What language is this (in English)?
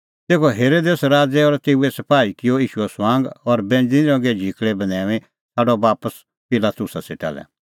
Kullu Pahari